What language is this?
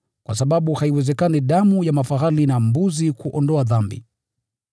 Swahili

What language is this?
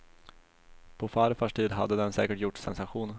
Swedish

